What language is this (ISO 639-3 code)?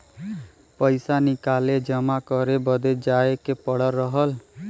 bho